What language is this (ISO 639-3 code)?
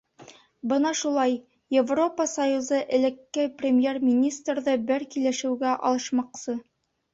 bak